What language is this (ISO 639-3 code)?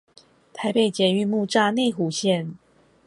zho